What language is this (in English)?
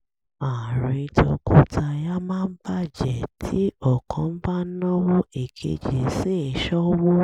Yoruba